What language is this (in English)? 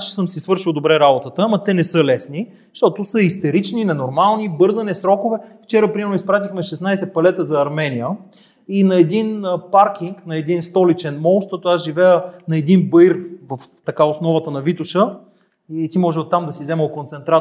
Bulgarian